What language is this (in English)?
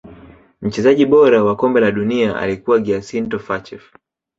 Swahili